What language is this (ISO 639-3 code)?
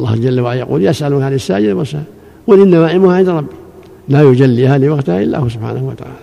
ara